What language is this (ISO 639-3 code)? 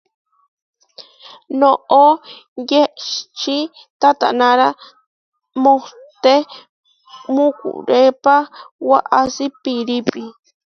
var